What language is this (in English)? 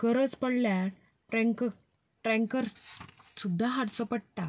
Konkani